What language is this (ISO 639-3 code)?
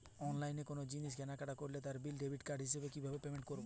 ben